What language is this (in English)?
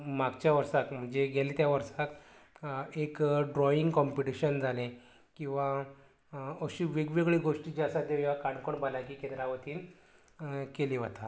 Konkani